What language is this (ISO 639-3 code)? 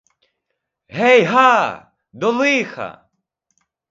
ukr